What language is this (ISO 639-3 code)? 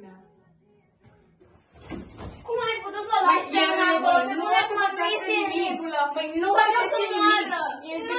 ron